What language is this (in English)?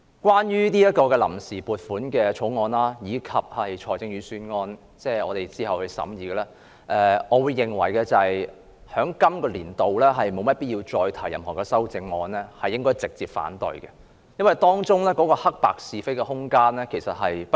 Cantonese